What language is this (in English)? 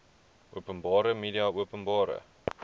Afrikaans